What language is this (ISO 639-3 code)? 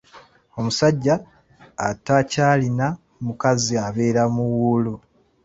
lug